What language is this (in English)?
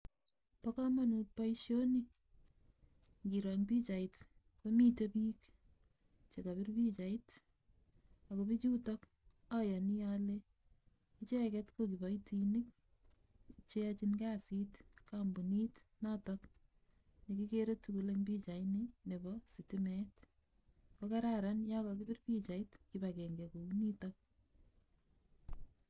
Kalenjin